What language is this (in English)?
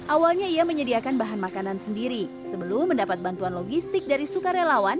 Indonesian